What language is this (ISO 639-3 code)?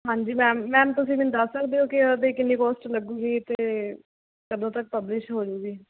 pan